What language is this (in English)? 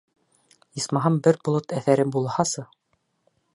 Bashkir